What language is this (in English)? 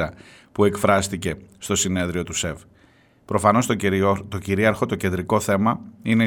Greek